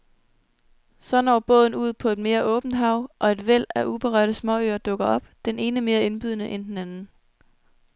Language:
Danish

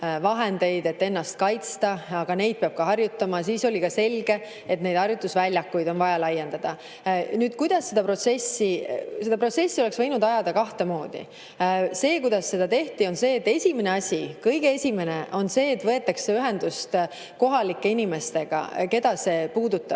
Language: Estonian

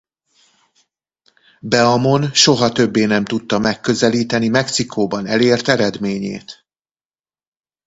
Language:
Hungarian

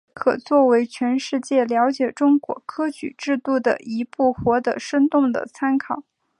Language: Chinese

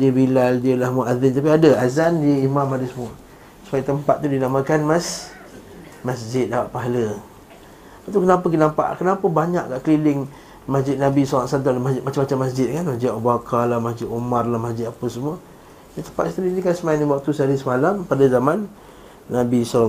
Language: Malay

